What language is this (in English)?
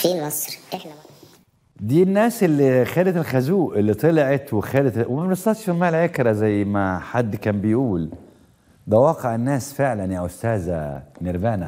Arabic